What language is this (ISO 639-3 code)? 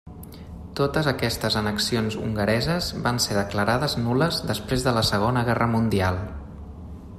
cat